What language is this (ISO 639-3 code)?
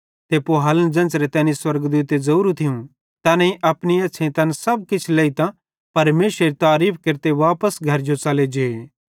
bhd